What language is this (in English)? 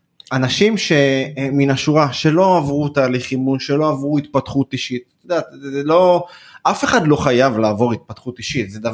Hebrew